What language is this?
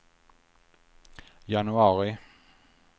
Swedish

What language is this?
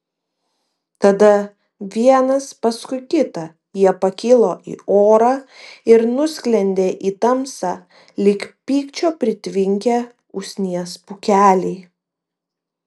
Lithuanian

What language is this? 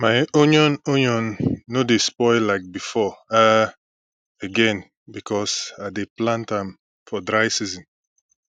Nigerian Pidgin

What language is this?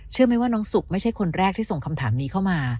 Thai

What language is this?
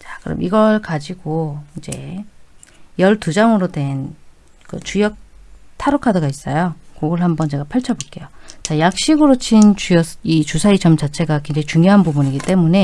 Korean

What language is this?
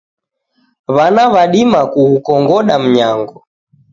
Taita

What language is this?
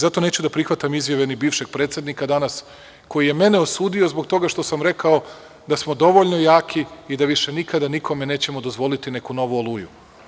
Serbian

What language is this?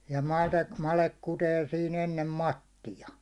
Finnish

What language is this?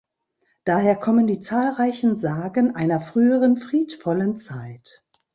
German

